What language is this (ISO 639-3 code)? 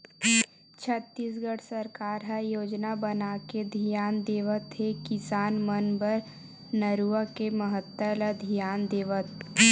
hne